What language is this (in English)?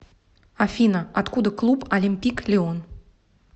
Russian